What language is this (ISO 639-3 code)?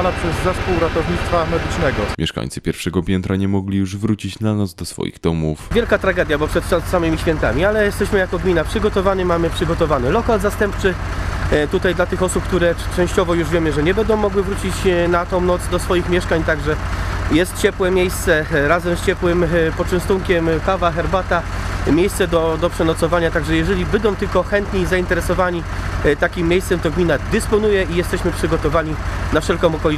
pol